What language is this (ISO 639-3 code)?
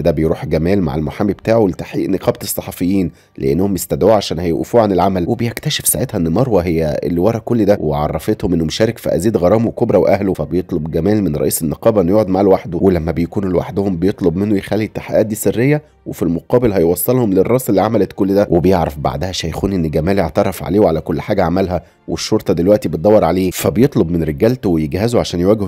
ara